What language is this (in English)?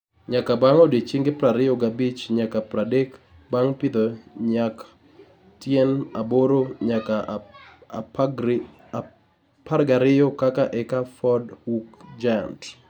Luo (Kenya and Tanzania)